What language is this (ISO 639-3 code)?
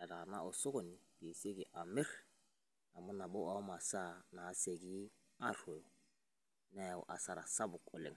mas